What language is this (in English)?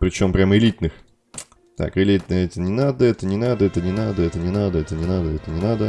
Russian